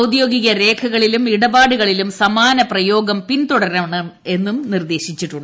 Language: Malayalam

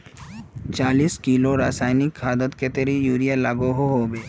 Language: Magahi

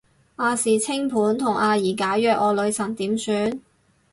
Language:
Cantonese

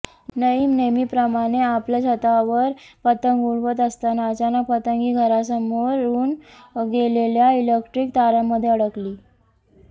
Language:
Marathi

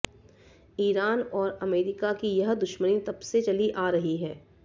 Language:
Hindi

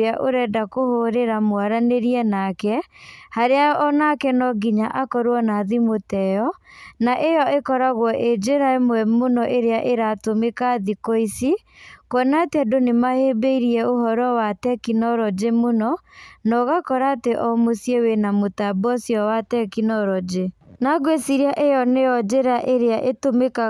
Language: Kikuyu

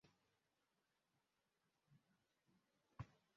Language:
Ganda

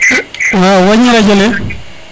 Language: Serer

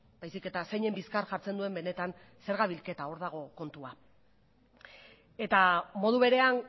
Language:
Basque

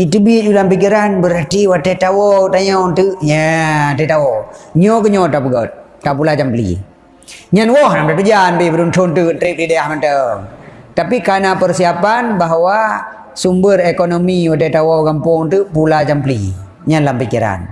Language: Malay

